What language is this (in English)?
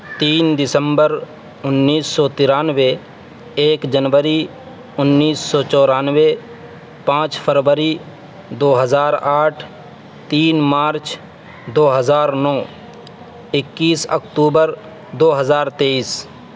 Urdu